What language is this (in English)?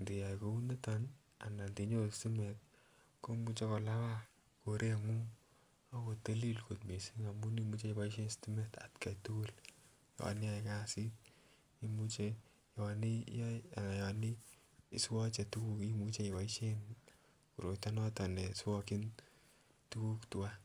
Kalenjin